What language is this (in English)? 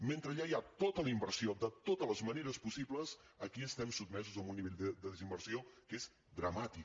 Catalan